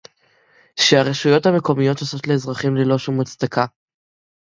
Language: Hebrew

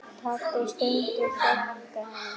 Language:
Icelandic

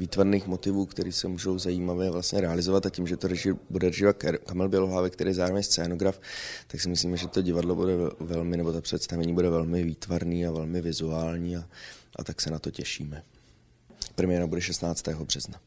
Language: Czech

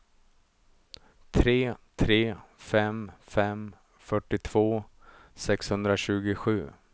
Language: Swedish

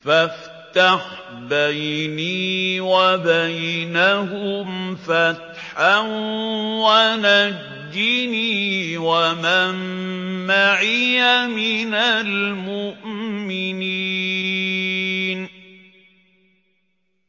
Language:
Arabic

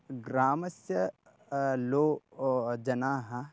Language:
Sanskrit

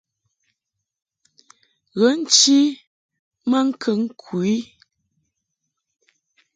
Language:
Mungaka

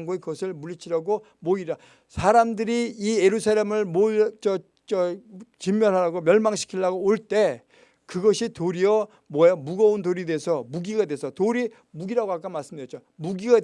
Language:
Korean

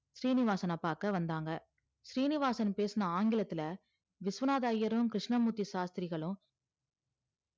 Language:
Tamil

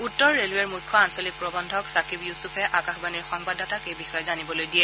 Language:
Assamese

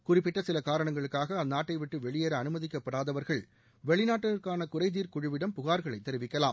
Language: Tamil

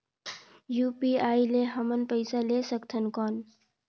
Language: Chhattisgarhi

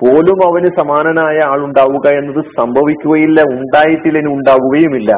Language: Malayalam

